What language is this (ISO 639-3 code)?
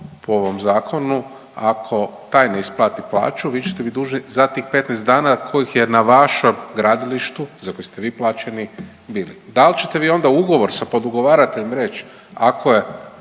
hrv